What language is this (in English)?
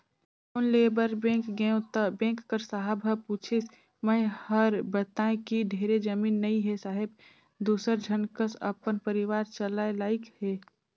Chhattisgarhi